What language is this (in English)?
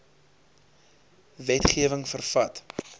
Afrikaans